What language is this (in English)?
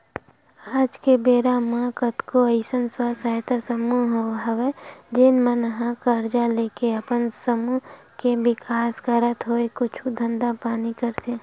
Chhattisgarhi